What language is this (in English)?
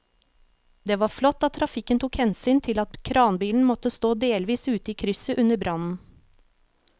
Norwegian